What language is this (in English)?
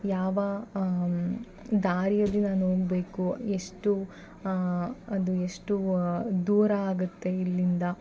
Kannada